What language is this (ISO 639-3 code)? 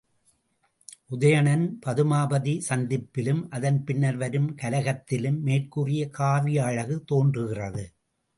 tam